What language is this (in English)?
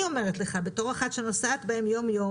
Hebrew